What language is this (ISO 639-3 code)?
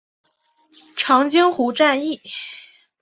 zho